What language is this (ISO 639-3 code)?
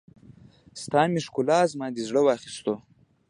pus